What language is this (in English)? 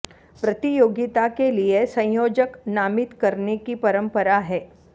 Sanskrit